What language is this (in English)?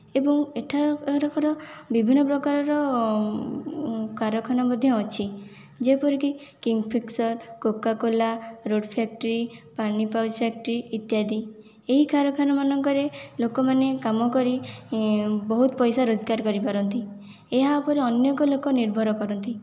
Odia